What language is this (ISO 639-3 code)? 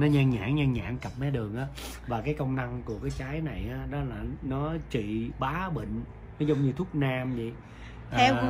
vie